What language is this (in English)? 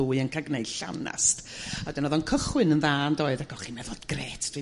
Welsh